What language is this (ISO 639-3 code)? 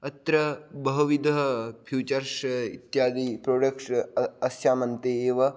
san